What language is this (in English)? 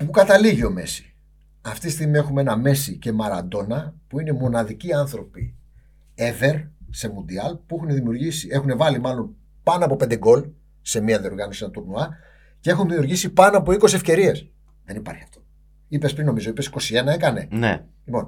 Greek